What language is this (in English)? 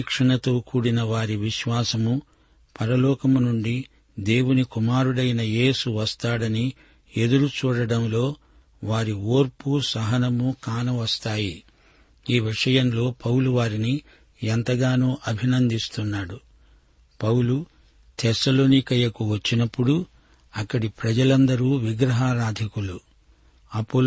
Telugu